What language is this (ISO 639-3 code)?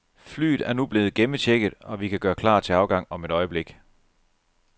dan